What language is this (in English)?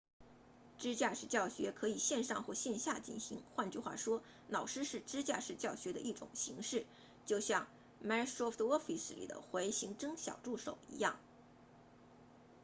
Chinese